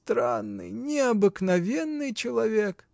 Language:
Russian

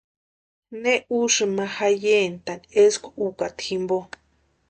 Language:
Western Highland Purepecha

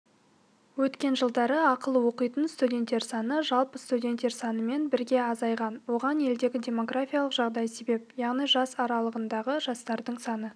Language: Kazakh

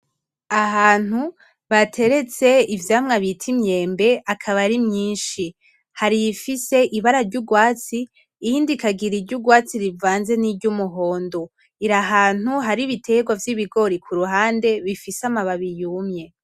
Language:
Rundi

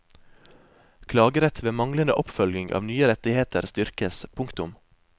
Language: Norwegian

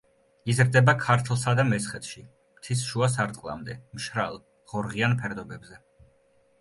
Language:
Georgian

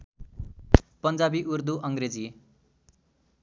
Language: Nepali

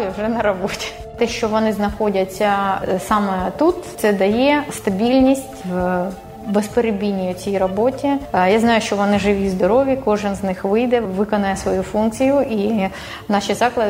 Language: Ukrainian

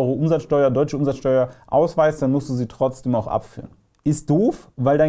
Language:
German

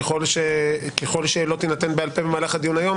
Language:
Hebrew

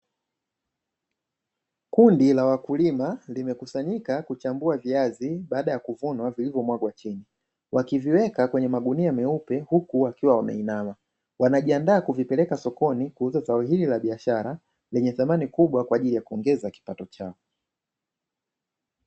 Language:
Swahili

